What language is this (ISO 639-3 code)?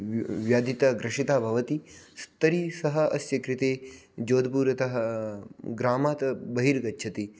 san